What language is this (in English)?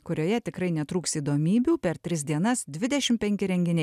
Lithuanian